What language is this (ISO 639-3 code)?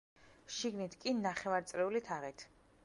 kat